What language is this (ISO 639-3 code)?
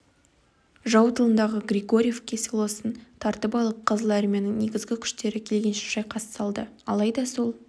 kaz